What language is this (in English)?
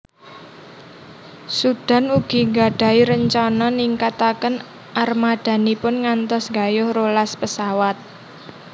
Javanese